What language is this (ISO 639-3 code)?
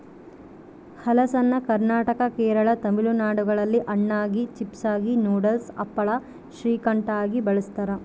kan